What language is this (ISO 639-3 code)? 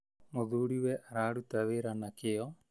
kik